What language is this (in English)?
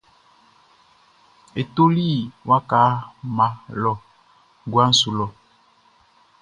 Baoulé